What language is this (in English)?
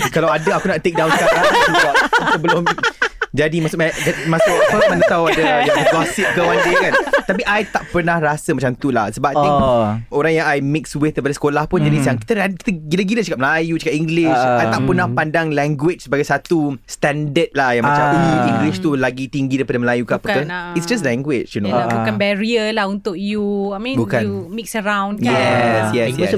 Malay